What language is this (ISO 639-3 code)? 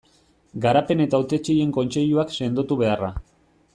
eus